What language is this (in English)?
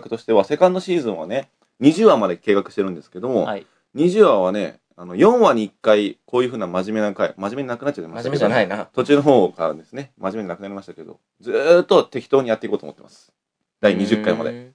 Japanese